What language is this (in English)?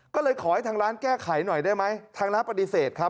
Thai